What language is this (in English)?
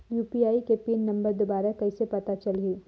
Chhattisgarhi